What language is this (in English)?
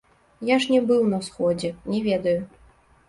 Belarusian